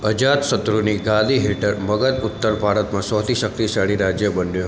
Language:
Gujarati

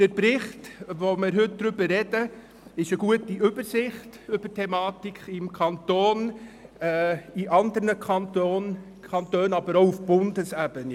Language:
Swiss German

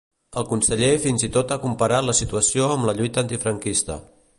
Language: Catalan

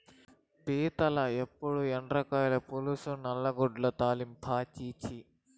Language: Telugu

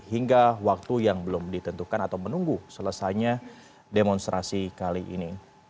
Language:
Indonesian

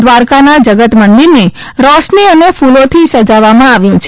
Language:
Gujarati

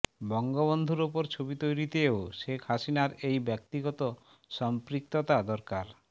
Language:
Bangla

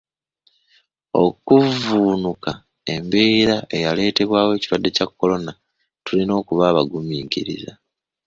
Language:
Ganda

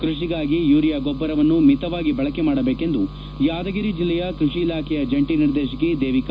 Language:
Kannada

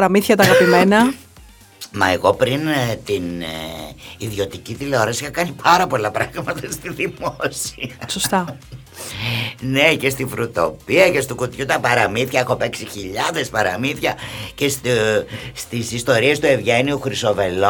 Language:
Greek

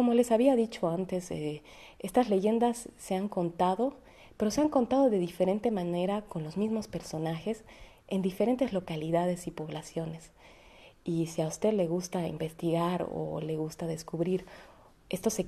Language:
Spanish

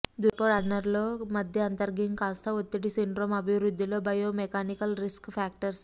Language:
Telugu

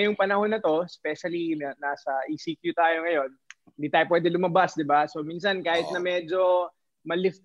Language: Filipino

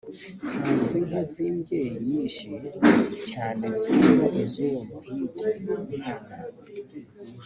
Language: Kinyarwanda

